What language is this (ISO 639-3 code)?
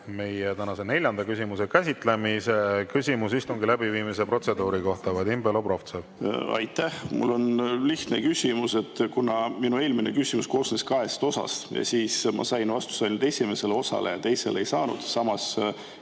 est